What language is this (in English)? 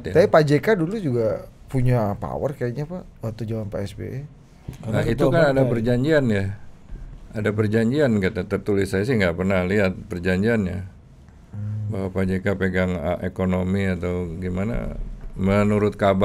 Indonesian